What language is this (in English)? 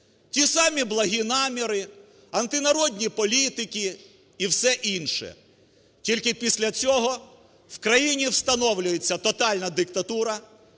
Ukrainian